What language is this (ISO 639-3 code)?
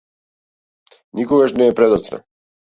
mkd